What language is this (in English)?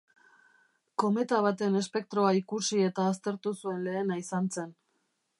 Basque